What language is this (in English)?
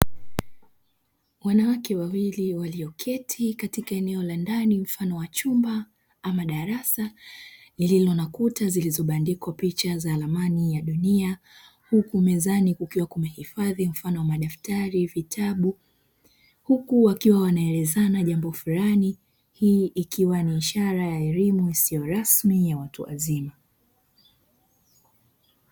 Swahili